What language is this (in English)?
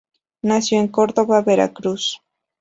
Spanish